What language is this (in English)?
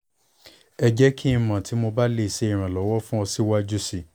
Yoruba